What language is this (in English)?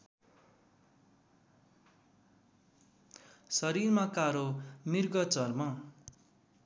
Nepali